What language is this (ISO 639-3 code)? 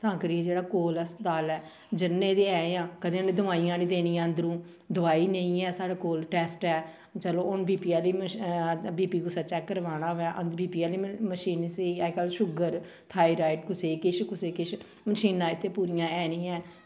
doi